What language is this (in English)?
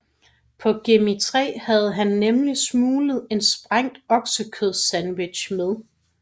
Danish